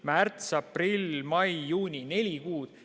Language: Estonian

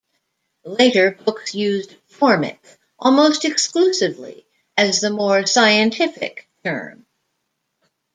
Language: English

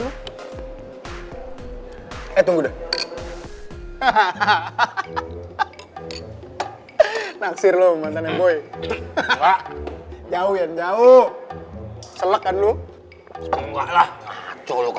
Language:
Indonesian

